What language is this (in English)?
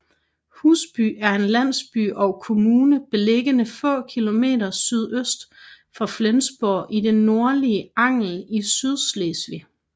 Danish